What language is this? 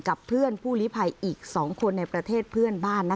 Thai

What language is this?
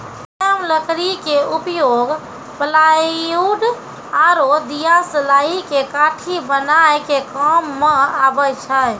Maithili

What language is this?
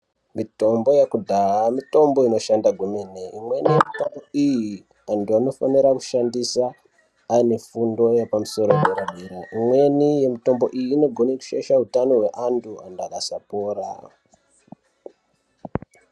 Ndau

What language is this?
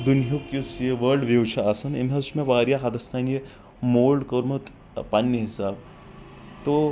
Kashmiri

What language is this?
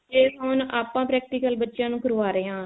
Punjabi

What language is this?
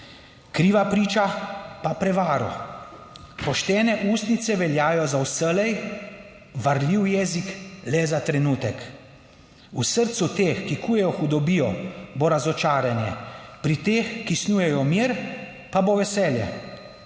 Slovenian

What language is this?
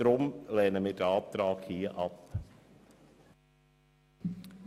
Swiss German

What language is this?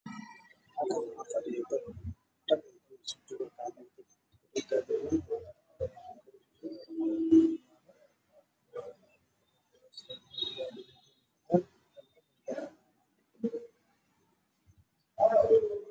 Somali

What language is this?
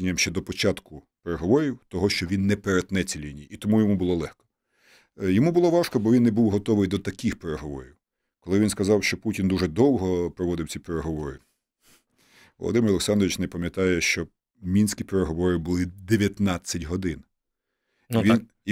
Ukrainian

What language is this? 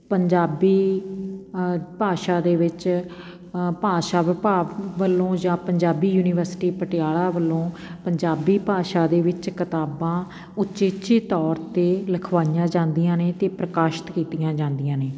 Punjabi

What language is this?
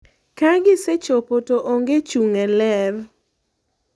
Luo (Kenya and Tanzania)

